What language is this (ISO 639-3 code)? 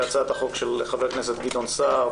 heb